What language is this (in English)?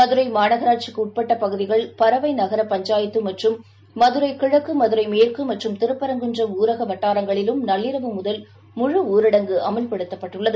Tamil